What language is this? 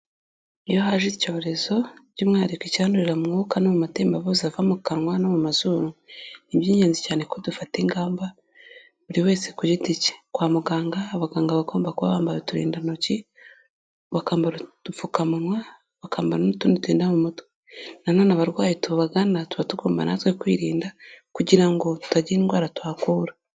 Kinyarwanda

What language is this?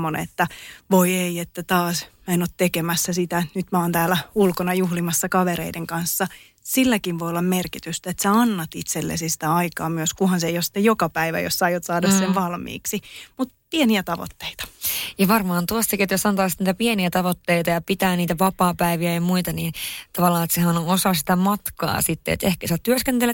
Finnish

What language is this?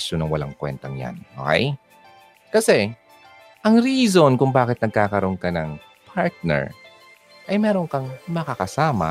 Filipino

